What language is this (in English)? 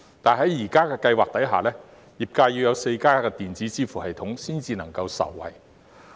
Cantonese